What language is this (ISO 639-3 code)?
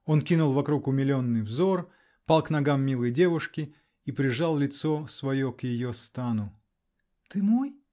rus